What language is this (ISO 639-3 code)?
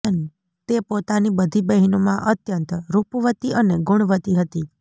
guj